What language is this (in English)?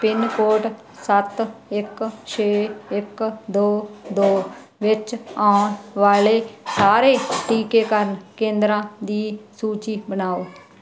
Punjabi